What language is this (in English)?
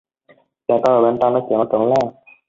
Vietnamese